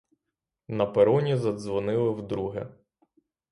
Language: Ukrainian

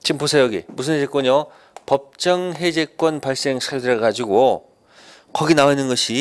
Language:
Korean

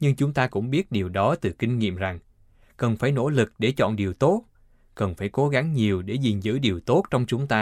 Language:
Vietnamese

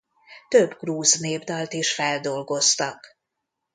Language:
Hungarian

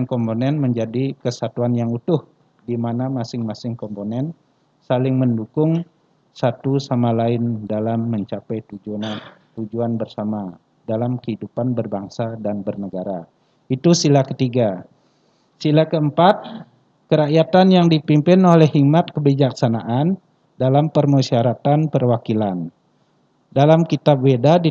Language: Indonesian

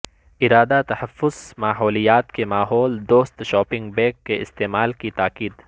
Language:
Urdu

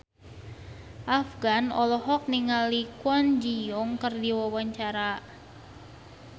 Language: Sundanese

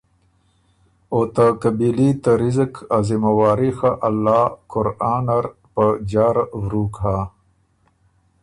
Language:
Ormuri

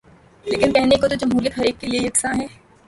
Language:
Urdu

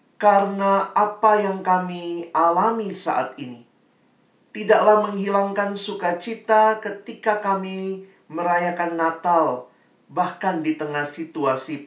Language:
Indonesian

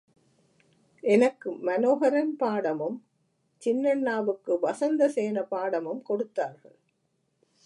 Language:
Tamil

